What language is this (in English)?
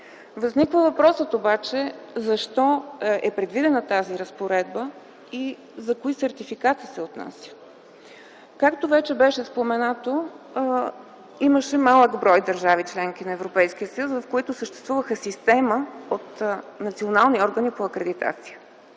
Bulgarian